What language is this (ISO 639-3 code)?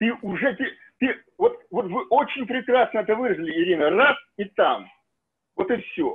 rus